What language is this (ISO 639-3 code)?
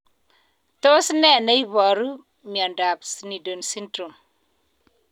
kln